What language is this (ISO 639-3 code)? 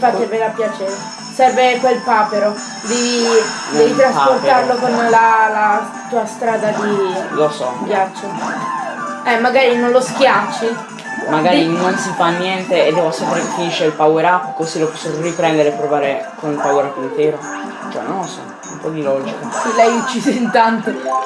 ita